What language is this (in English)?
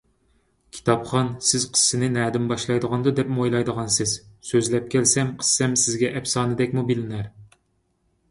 Uyghur